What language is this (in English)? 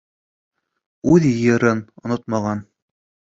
Bashkir